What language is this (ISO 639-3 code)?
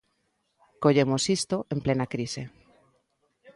glg